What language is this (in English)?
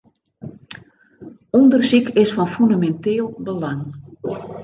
Western Frisian